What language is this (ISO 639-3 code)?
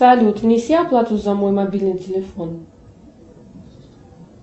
rus